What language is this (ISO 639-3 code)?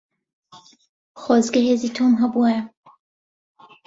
ckb